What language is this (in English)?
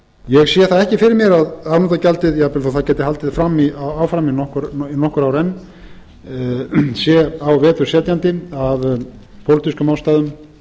Icelandic